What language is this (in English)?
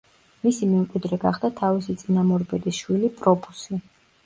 Georgian